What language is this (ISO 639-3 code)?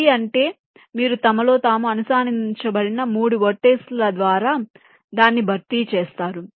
tel